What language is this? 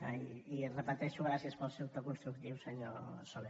Catalan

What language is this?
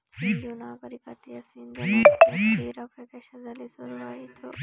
Kannada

